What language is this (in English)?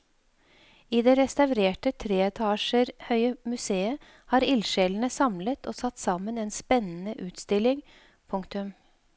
Norwegian